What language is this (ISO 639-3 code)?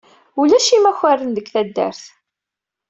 kab